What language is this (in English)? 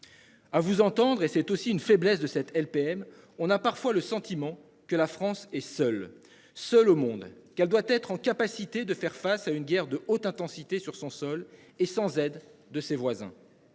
French